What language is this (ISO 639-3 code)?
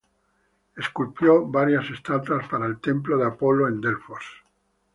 spa